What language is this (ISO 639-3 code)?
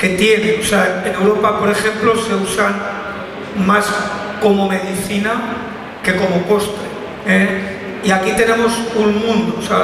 spa